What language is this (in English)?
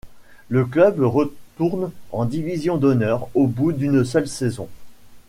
French